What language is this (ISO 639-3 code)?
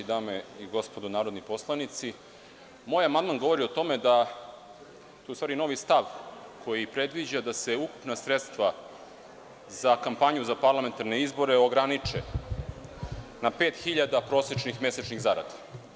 srp